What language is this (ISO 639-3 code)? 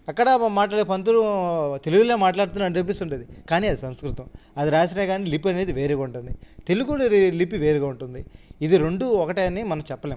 tel